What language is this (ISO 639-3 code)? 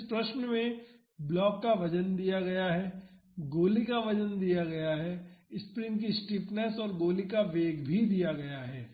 hin